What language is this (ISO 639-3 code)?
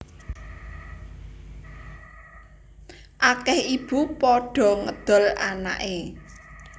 jav